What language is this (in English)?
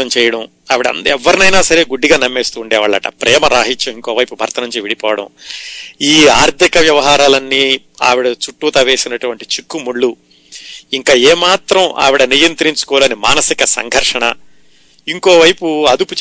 Telugu